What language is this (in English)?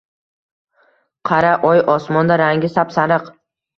Uzbek